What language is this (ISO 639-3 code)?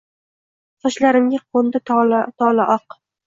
uzb